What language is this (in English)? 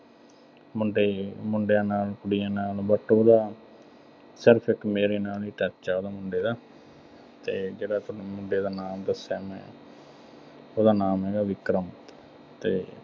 Punjabi